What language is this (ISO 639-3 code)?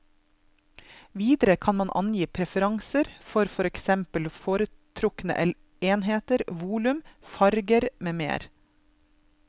nor